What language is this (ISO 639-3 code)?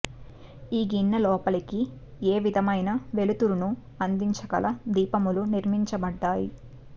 tel